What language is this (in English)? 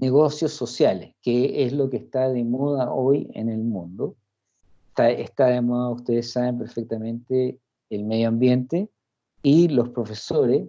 Spanish